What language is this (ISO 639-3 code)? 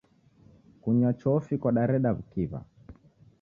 dav